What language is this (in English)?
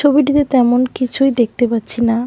Bangla